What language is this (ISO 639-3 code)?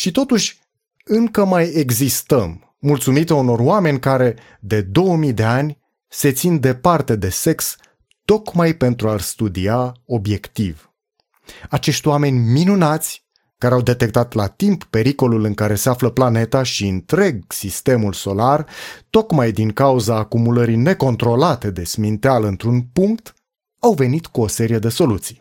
ron